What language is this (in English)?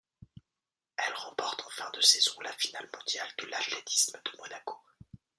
French